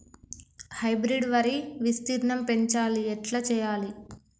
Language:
Telugu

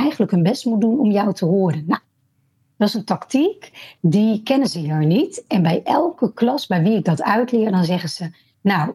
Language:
Dutch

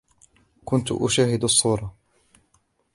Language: Arabic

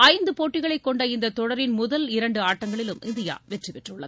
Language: Tamil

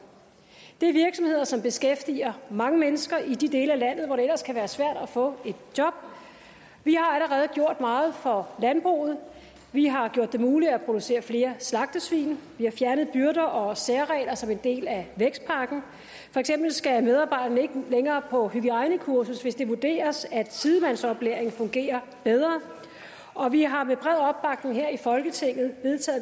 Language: Danish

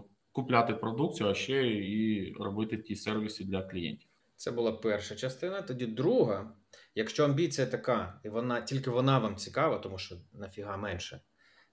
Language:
Ukrainian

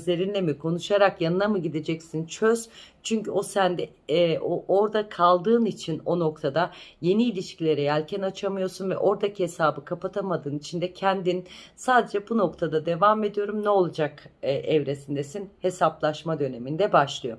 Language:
Turkish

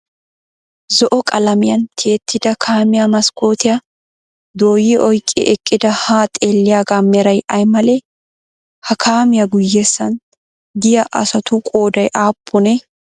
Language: Wolaytta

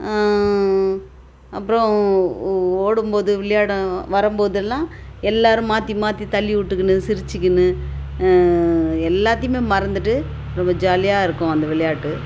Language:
Tamil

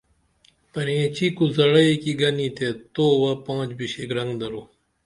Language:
Dameli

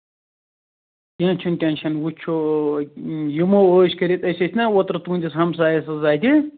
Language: Kashmiri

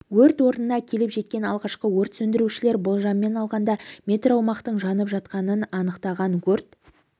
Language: Kazakh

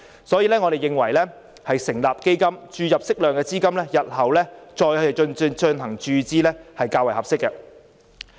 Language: Cantonese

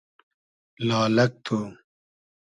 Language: Hazaragi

